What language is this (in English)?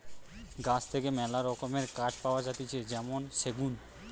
Bangla